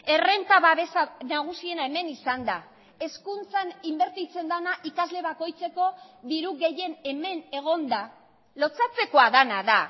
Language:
Basque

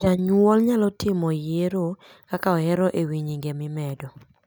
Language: Luo (Kenya and Tanzania)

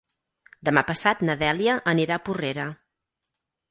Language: Catalan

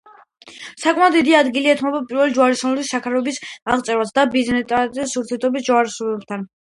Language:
Georgian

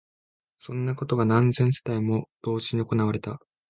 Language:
Japanese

